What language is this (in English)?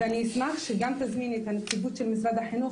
Hebrew